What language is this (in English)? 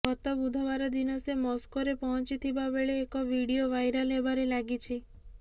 Odia